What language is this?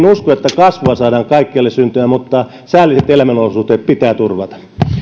Finnish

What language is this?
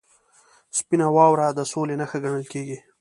Pashto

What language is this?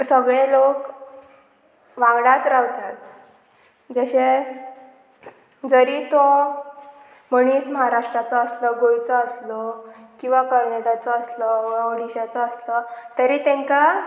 Konkani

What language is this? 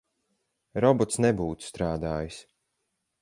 Latvian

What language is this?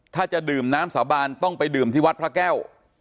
Thai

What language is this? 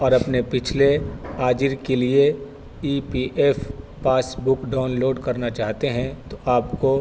Urdu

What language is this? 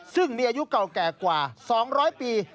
Thai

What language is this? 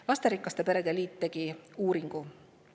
Estonian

